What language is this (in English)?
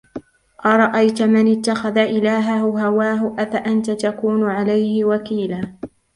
Arabic